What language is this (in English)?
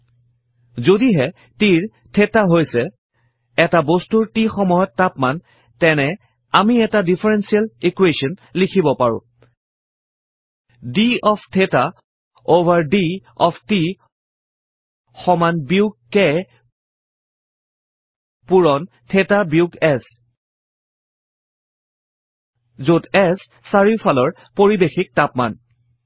Assamese